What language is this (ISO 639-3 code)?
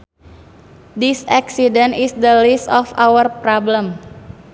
sun